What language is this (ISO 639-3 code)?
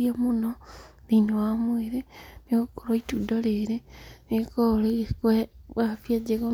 kik